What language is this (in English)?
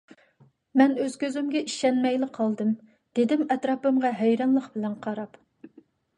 Uyghur